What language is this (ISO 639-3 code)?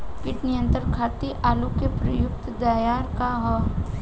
bho